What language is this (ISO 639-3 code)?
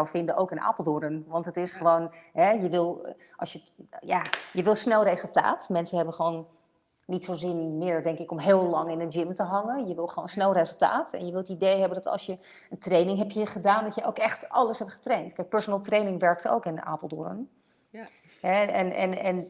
nld